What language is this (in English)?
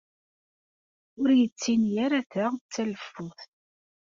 Kabyle